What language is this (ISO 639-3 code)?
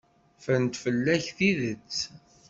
kab